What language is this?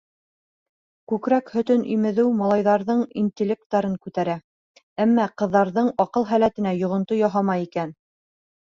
Bashkir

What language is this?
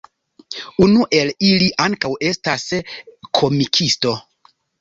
Esperanto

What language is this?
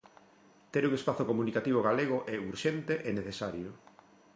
Galician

